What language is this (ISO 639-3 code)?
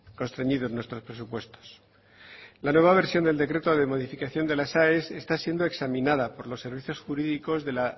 spa